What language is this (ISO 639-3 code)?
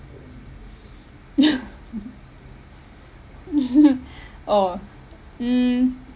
eng